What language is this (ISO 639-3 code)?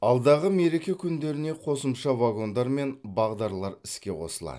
kaz